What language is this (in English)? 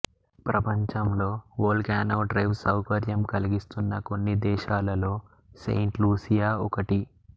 Telugu